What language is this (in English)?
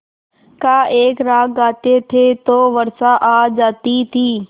Hindi